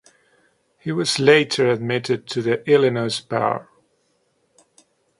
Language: English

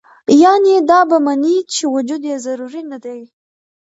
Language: Pashto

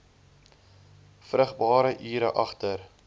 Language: Afrikaans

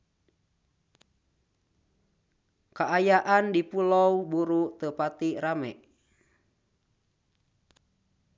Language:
Sundanese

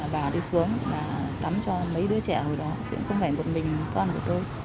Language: Vietnamese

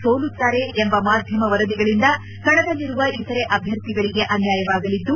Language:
Kannada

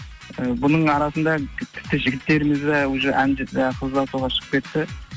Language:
Kazakh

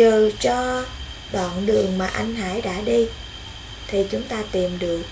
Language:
Vietnamese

